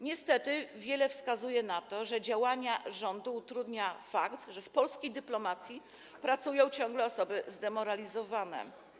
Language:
Polish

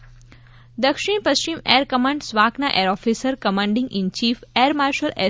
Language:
Gujarati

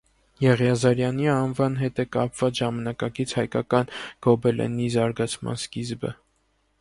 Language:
Armenian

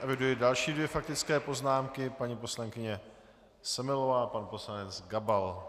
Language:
Czech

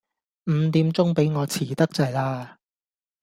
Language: Cantonese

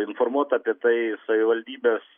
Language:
Lithuanian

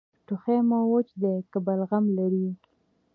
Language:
Pashto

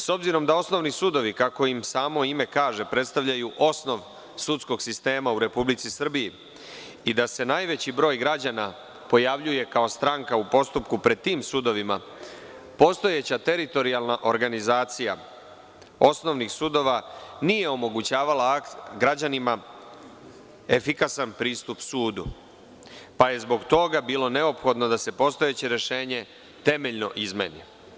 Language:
Serbian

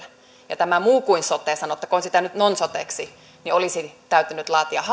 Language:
Finnish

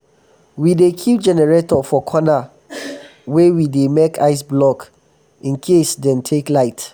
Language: Nigerian Pidgin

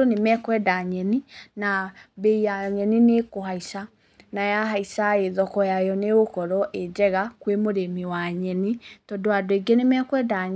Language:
Kikuyu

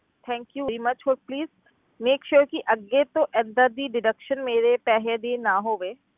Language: Punjabi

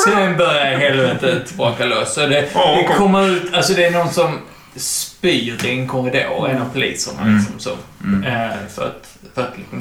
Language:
Swedish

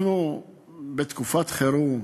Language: Hebrew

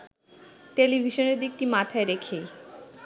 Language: Bangla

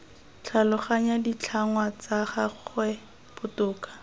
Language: Tswana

